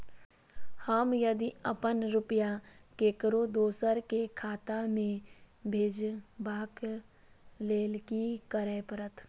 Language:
Maithili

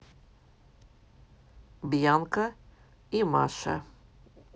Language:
Russian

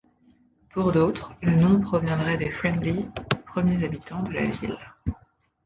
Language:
French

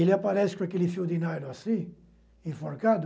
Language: Portuguese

